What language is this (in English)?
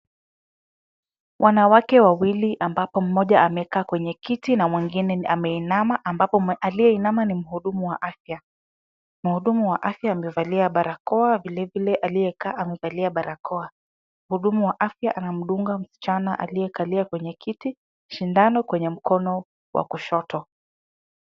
Swahili